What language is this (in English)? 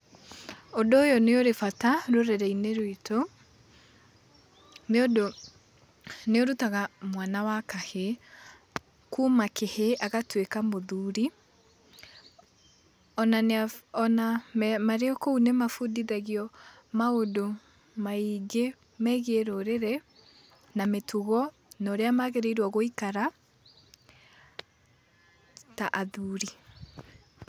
Kikuyu